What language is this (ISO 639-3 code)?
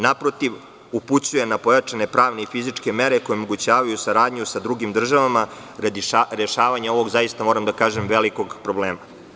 srp